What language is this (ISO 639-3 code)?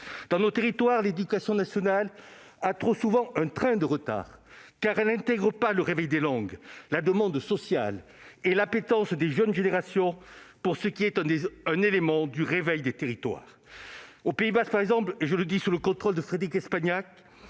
fra